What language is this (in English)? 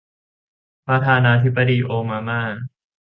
Thai